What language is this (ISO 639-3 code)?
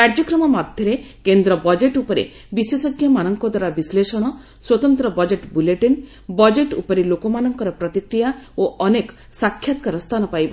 ori